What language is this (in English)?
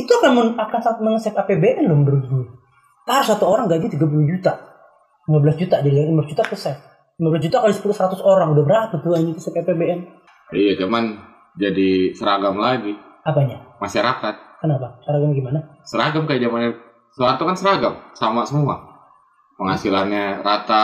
Indonesian